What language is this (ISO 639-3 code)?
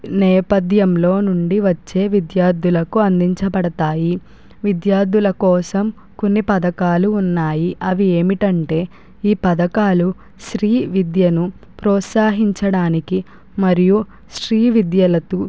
tel